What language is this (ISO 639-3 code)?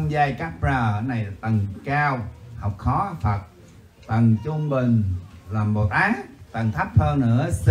vie